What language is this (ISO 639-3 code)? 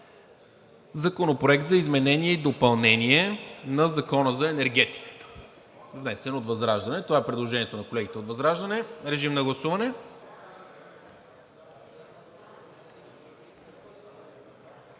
bul